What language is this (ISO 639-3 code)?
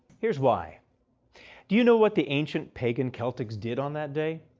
eng